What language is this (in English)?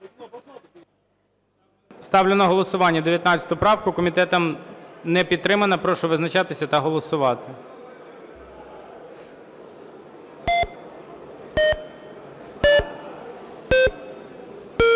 Ukrainian